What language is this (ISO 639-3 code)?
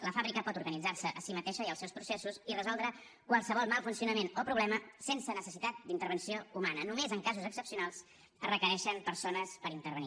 cat